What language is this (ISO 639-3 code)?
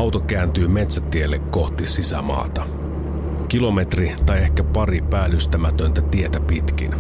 fin